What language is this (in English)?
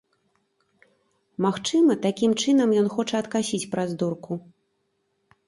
Belarusian